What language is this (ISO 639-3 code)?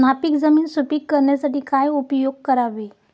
mar